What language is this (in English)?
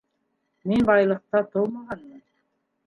Bashkir